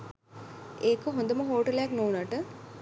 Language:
Sinhala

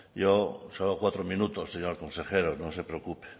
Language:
Spanish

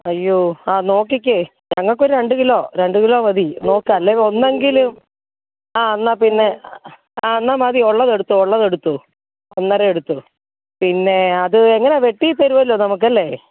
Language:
Malayalam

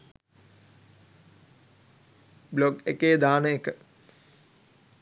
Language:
Sinhala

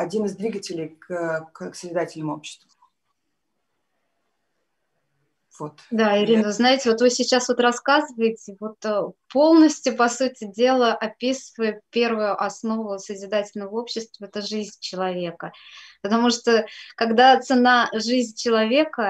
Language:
Russian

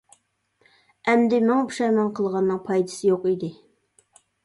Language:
Uyghur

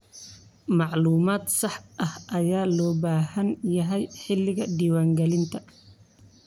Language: Somali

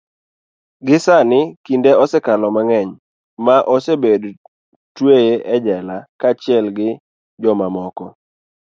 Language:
Luo (Kenya and Tanzania)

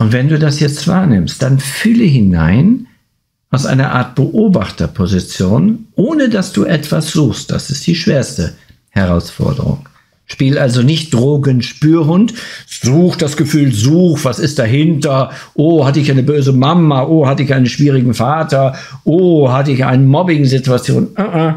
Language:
German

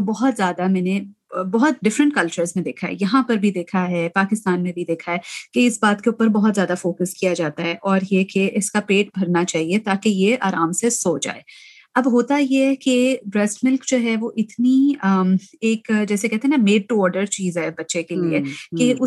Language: Urdu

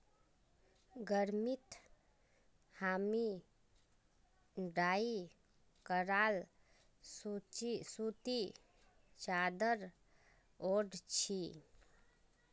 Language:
Magahi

